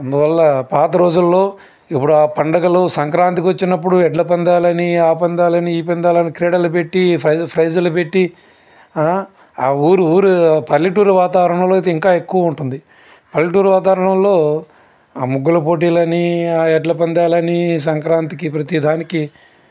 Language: Telugu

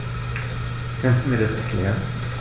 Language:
German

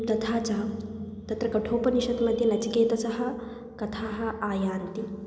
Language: Sanskrit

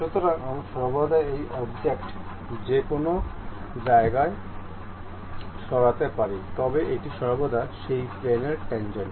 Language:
Bangla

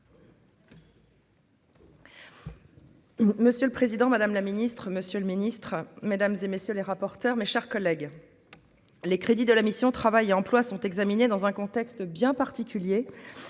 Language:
French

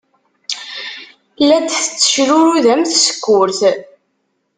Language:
Kabyle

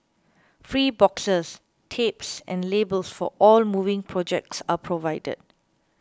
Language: English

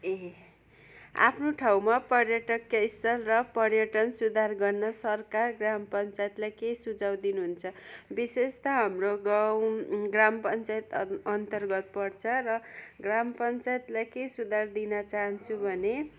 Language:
Nepali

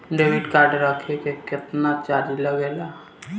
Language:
Bhojpuri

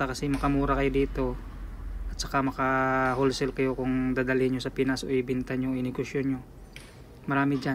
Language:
Filipino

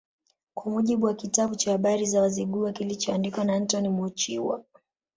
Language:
Swahili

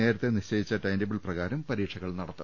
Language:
Malayalam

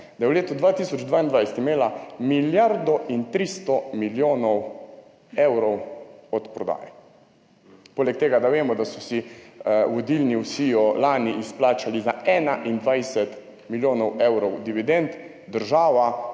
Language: Slovenian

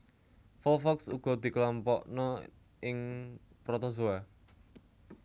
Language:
Javanese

